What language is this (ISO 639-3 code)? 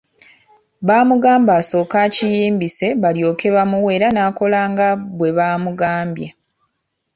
lug